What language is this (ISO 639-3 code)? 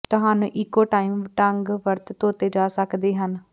pan